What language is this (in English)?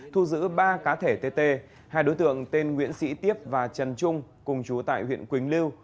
Vietnamese